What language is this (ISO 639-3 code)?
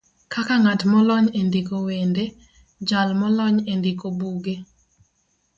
luo